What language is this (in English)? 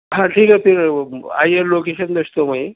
Urdu